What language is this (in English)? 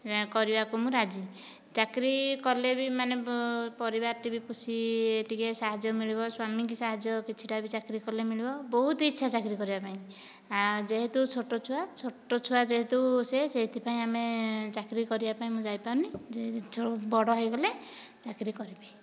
Odia